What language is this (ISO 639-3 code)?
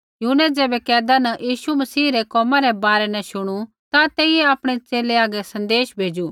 kfx